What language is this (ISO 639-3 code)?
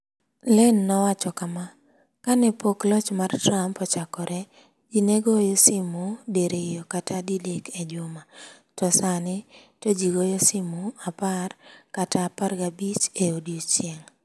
luo